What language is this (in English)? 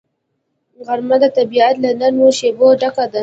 Pashto